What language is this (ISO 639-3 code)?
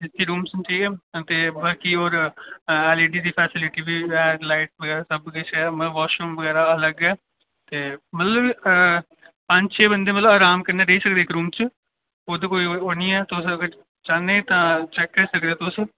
doi